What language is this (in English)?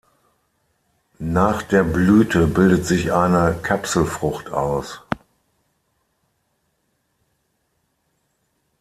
German